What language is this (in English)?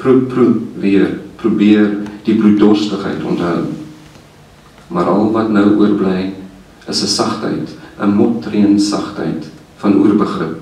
Dutch